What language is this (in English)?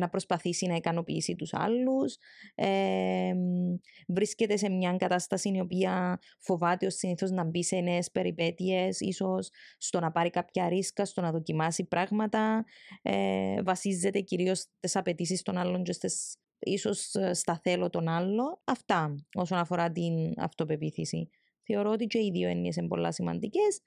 Greek